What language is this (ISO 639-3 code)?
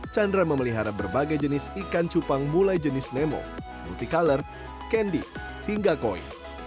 ind